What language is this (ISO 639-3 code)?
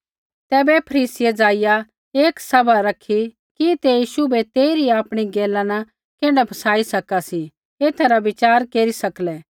kfx